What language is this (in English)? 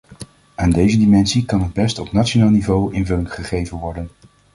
Dutch